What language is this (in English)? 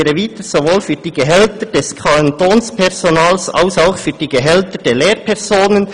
Swiss German